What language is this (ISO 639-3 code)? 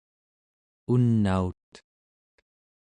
esu